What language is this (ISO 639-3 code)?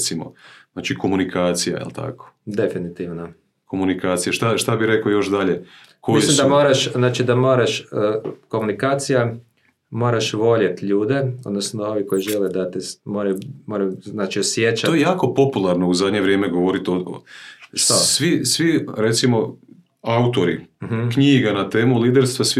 hrv